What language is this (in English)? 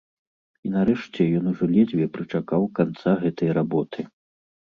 Belarusian